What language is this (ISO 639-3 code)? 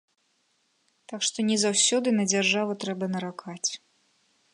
bel